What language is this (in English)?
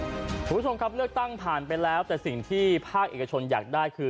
Thai